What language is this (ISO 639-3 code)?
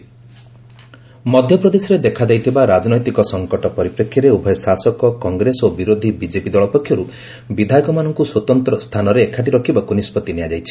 ori